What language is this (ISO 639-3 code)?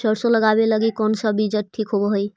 mag